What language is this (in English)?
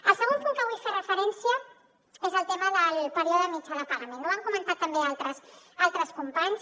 Catalan